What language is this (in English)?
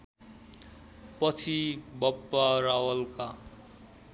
Nepali